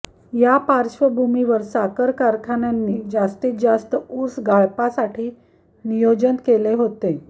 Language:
Marathi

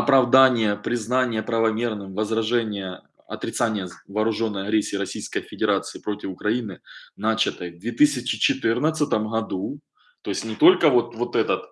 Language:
Russian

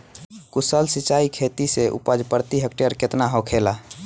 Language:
Bhojpuri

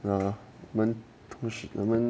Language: English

